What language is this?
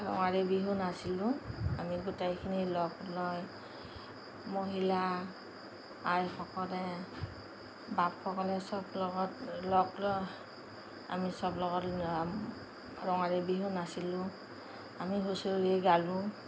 Assamese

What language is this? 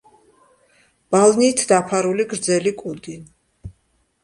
Georgian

